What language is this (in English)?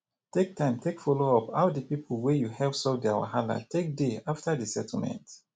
Nigerian Pidgin